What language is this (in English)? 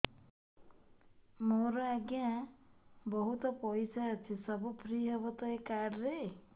Odia